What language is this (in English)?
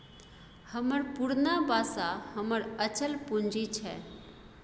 Maithili